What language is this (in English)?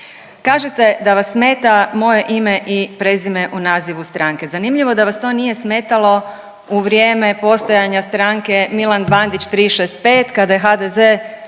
Croatian